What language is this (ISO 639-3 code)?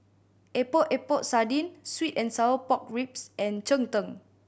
eng